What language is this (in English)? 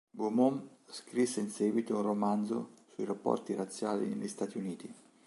Italian